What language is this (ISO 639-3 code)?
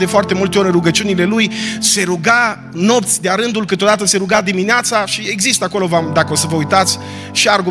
ron